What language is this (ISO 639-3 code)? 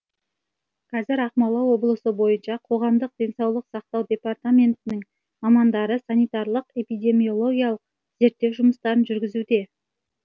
kaz